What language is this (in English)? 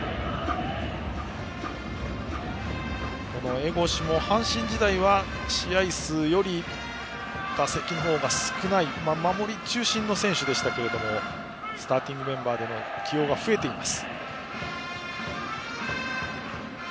Japanese